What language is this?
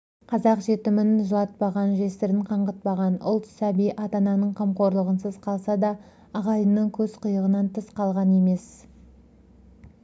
Kazakh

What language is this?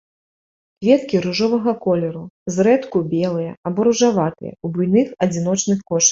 Belarusian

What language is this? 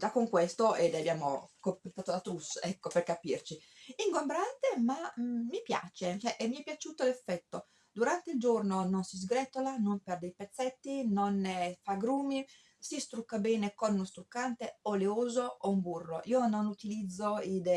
Italian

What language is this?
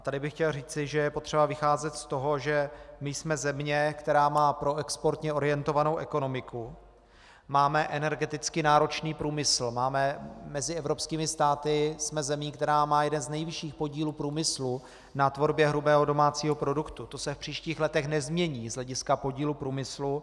Czech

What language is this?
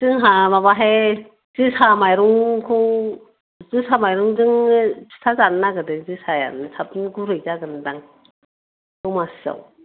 Bodo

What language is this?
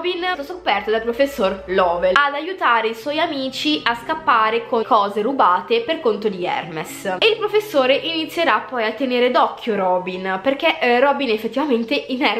Italian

